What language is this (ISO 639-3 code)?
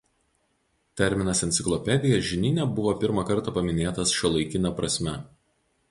lit